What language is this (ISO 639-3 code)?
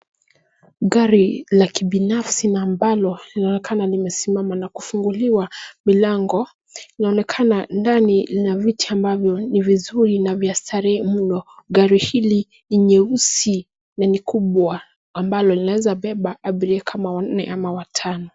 swa